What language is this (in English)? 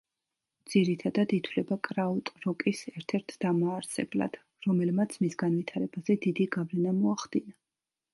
Georgian